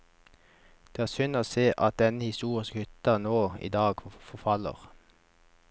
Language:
Norwegian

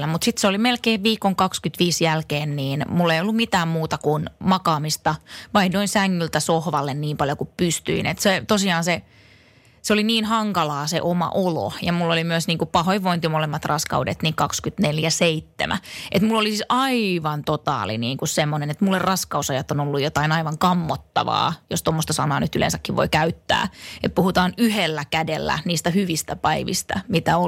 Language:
Finnish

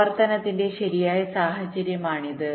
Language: Malayalam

